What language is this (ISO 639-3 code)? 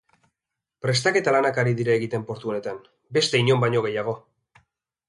eus